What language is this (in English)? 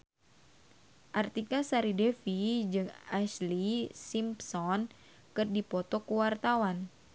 Sundanese